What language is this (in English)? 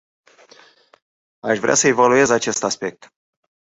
Romanian